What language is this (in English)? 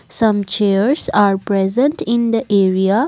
English